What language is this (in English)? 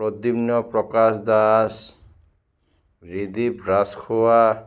Assamese